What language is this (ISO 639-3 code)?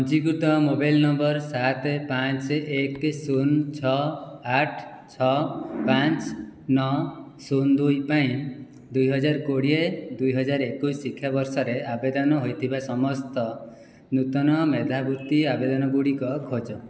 ori